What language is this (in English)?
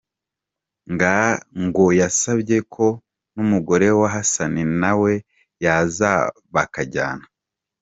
Kinyarwanda